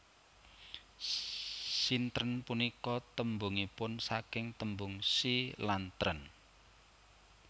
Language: Javanese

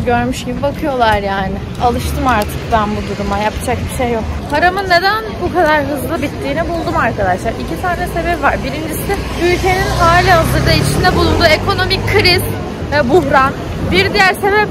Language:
Turkish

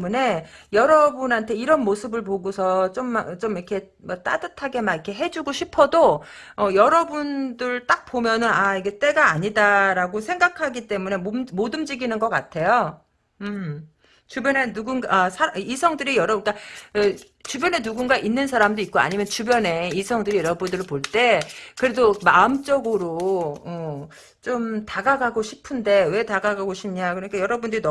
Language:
Korean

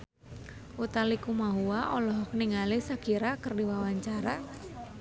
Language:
Sundanese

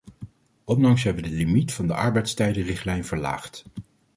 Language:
Dutch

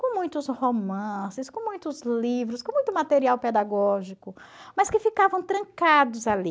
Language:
Portuguese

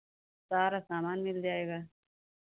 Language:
Hindi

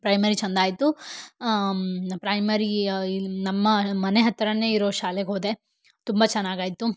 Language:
Kannada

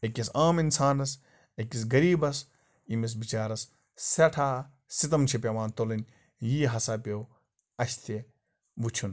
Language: Kashmiri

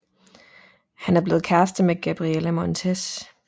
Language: Danish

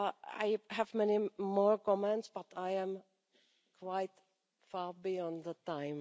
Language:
English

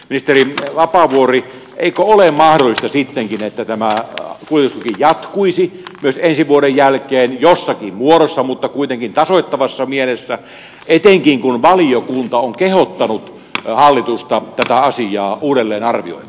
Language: Finnish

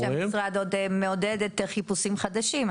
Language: Hebrew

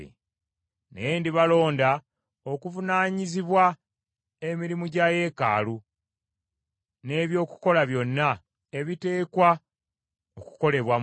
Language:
Ganda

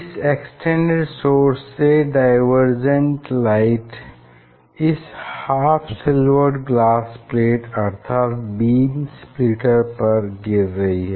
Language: Hindi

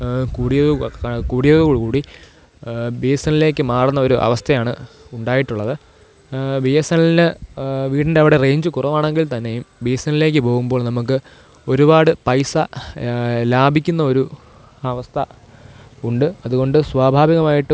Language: Malayalam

